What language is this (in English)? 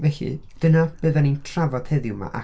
Welsh